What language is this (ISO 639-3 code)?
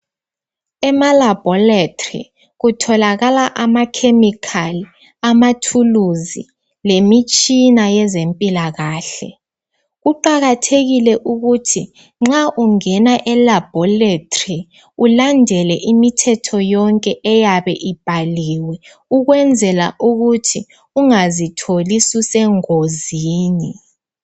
nde